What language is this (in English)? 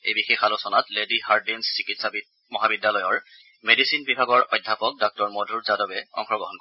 Assamese